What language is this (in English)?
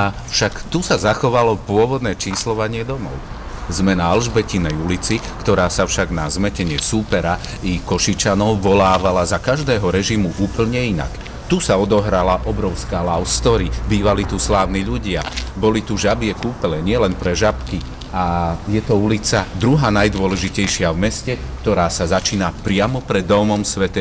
Slovak